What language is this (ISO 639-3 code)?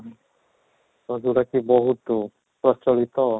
ori